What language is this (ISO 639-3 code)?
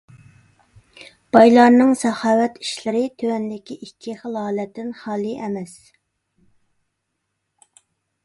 uig